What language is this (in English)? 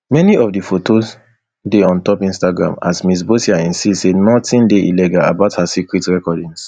Nigerian Pidgin